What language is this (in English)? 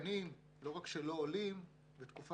Hebrew